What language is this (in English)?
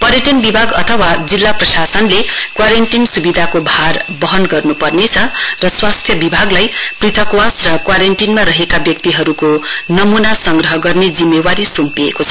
Nepali